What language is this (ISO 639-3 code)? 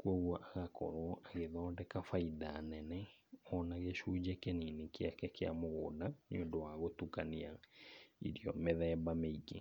kik